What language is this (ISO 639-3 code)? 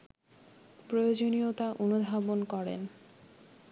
ben